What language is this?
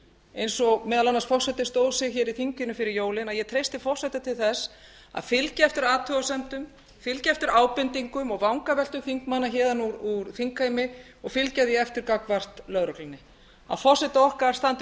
Icelandic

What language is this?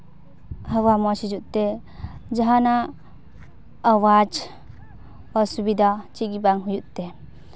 Santali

